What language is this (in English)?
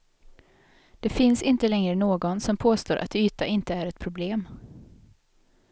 Swedish